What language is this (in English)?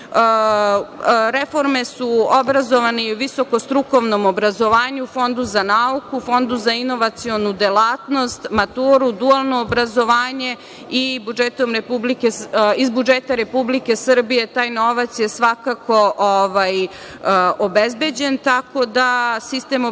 Serbian